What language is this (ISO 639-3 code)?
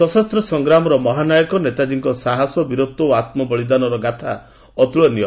ori